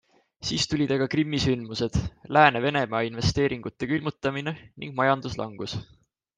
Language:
Estonian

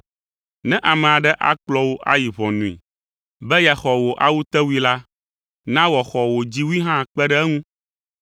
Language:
Ewe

